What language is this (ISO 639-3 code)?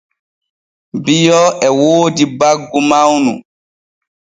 fue